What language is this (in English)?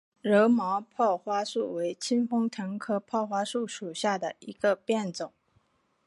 Chinese